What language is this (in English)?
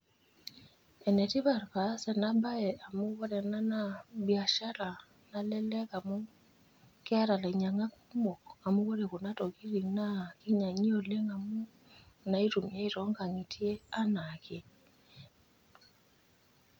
Masai